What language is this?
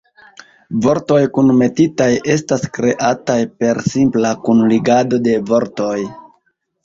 Esperanto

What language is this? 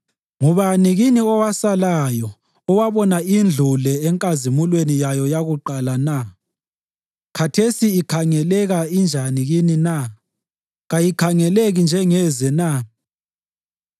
North Ndebele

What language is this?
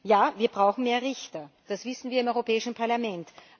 German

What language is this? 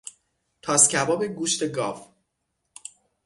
Persian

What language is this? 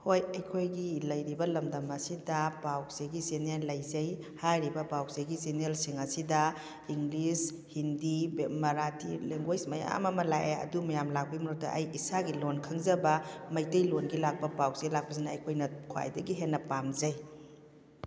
Manipuri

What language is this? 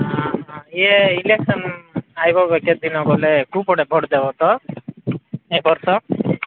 Odia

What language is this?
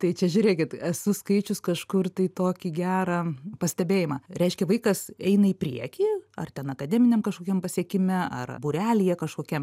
Lithuanian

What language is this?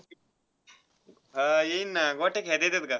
Marathi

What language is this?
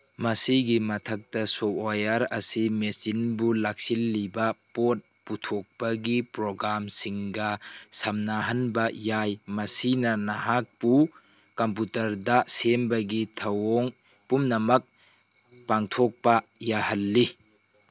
Manipuri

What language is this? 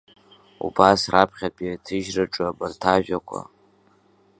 Abkhazian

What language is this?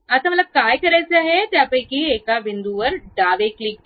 Marathi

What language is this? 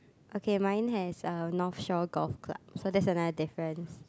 English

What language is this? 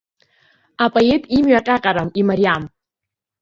Abkhazian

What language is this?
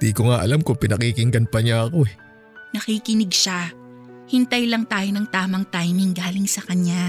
Filipino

